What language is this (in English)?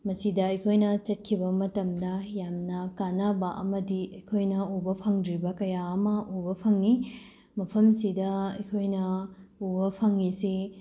Manipuri